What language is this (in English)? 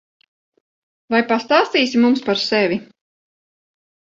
Latvian